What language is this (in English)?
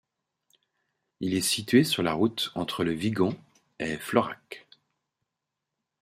French